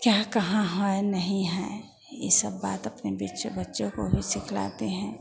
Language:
Hindi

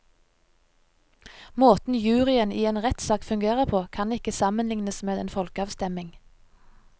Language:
Norwegian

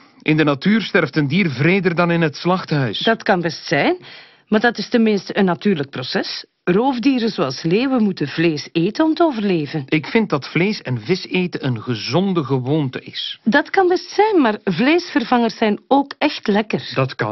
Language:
Dutch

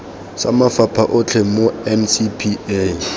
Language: Tswana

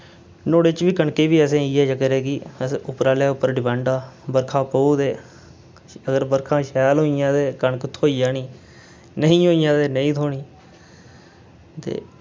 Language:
Dogri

